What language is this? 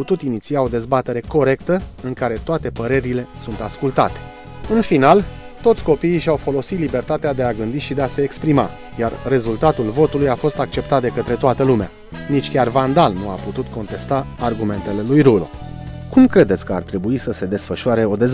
Romanian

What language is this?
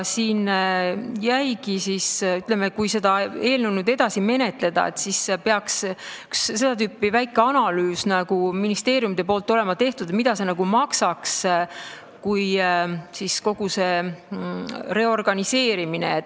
Estonian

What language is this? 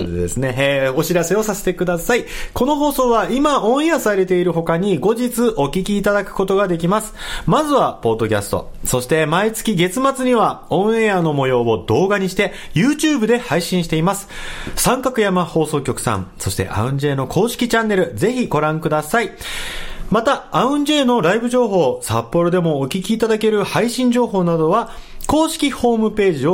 Japanese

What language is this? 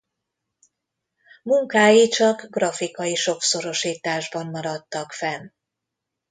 Hungarian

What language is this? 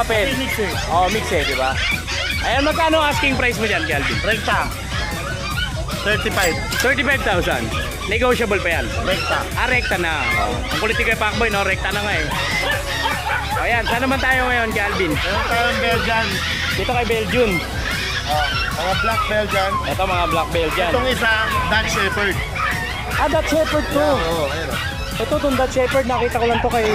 Filipino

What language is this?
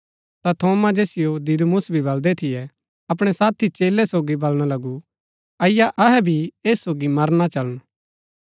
Gaddi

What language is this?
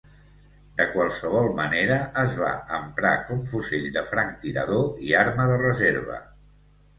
Catalan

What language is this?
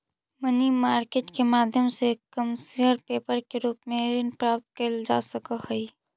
Magahi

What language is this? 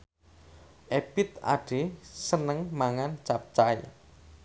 Javanese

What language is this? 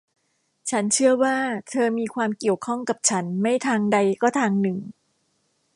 Thai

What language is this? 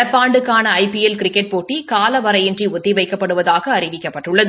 Tamil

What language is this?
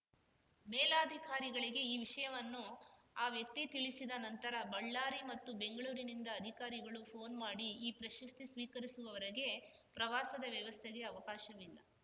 Kannada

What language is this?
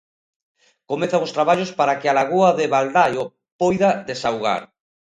Galician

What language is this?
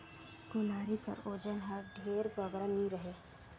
Chhattisgarhi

